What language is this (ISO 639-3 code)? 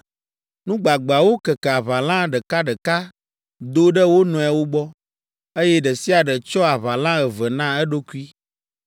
ewe